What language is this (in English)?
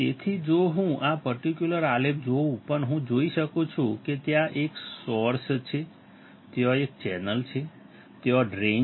Gujarati